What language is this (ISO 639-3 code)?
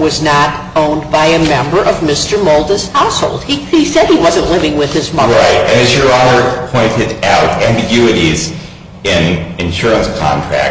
eng